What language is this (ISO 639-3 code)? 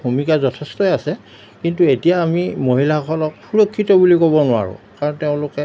asm